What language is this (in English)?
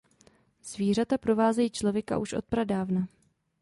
Czech